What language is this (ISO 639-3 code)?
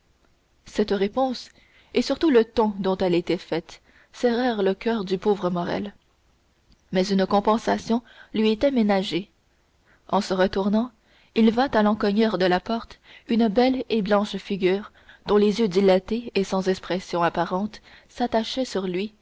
fra